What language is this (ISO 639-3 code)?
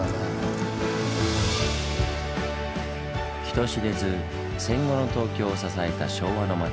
jpn